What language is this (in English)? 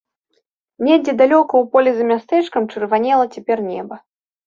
Belarusian